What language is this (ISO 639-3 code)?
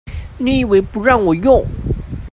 zho